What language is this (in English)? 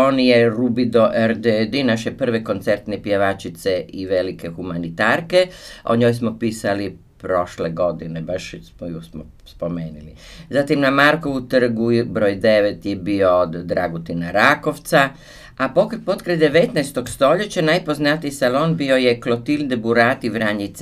Croatian